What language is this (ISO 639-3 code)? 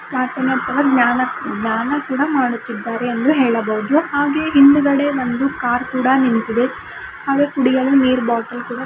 kan